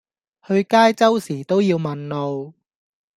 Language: Cantonese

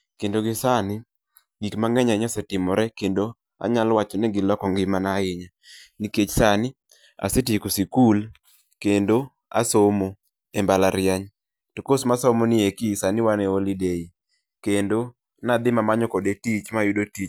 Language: Luo (Kenya and Tanzania)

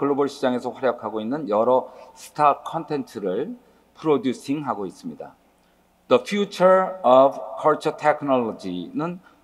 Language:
Korean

